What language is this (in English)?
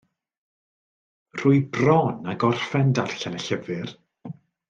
Welsh